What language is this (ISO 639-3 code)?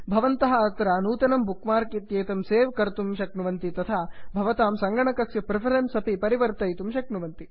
san